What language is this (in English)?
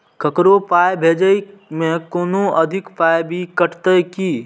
Maithili